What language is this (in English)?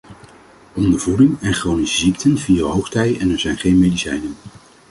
Dutch